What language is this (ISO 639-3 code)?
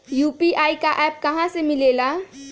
mag